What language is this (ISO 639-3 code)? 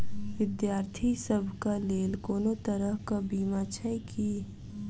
mai